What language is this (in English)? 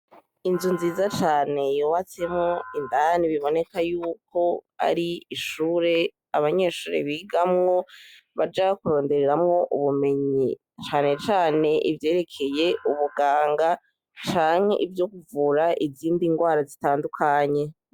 Rundi